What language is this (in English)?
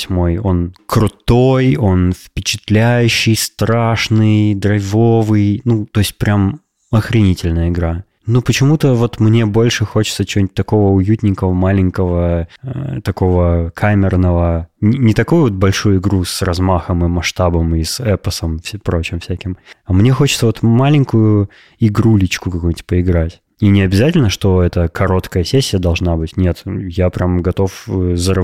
Russian